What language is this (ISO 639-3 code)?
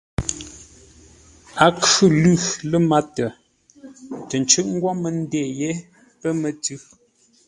nla